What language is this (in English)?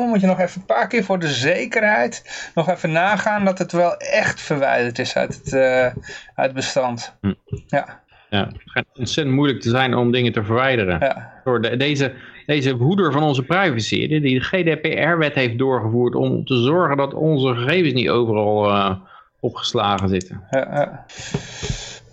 Dutch